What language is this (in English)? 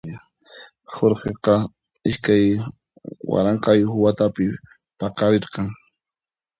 Puno Quechua